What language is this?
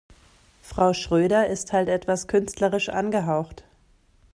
German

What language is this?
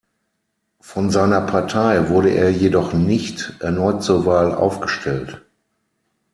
German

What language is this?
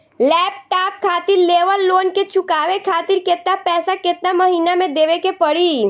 Bhojpuri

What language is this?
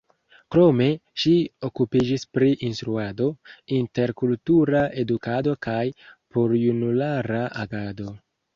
Esperanto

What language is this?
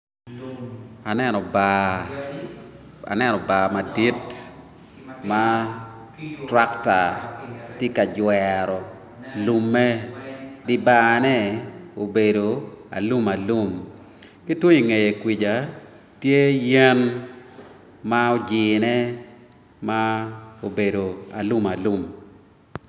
Acoli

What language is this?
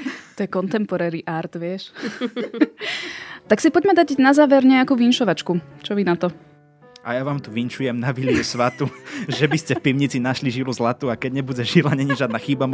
Slovak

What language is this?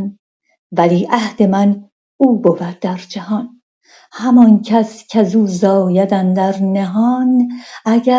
Persian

